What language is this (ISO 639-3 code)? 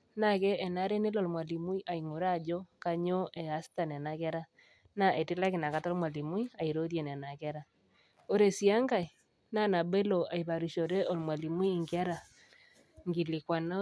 mas